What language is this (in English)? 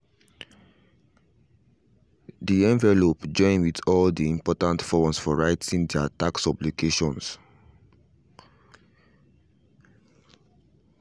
Nigerian Pidgin